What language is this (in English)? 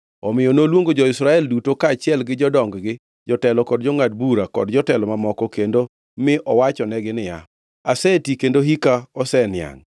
Luo (Kenya and Tanzania)